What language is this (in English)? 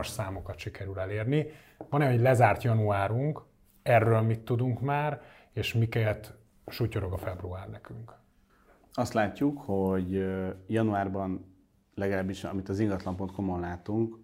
Hungarian